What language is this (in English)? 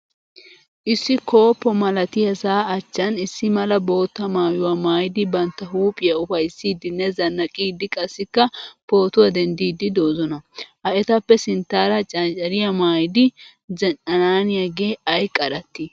Wolaytta